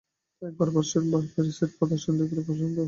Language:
Bangla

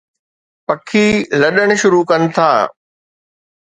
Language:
Sindhi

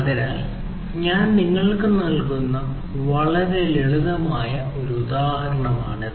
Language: Malayalam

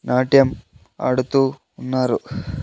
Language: Telugu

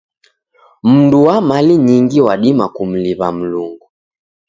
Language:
Taita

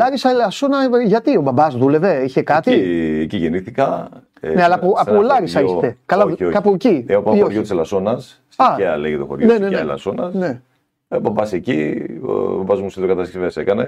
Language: Greek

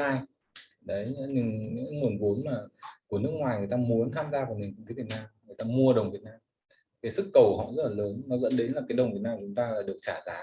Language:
Vietnamese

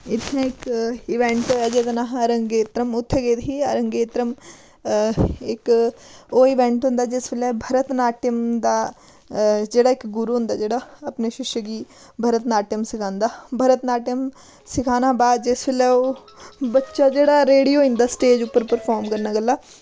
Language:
Dogri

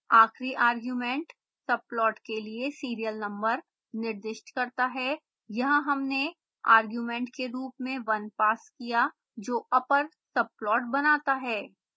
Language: Hindi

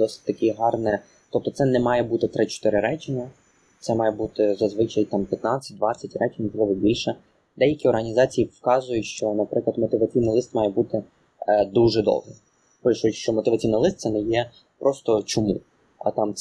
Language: Ukrainian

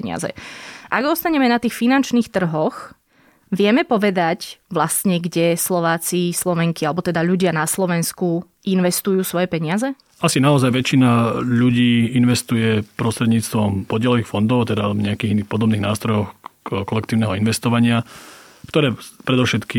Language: Slovak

